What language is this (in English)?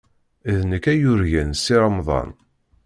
Kabyle